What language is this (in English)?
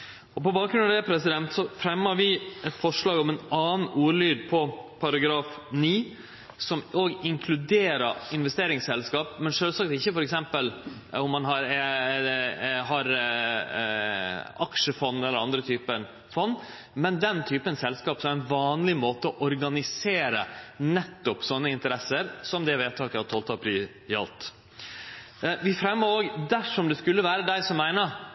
Norwegian Nynorsk